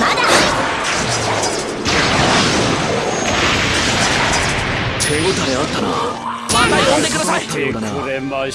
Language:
Japanese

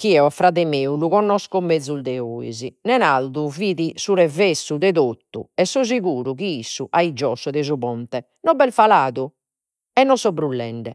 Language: Sardinian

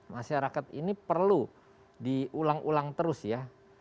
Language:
Indonesian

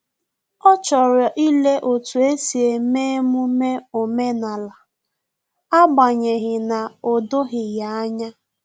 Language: Igbo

